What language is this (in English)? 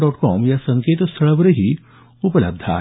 Marathi